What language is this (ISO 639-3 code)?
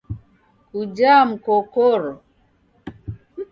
dav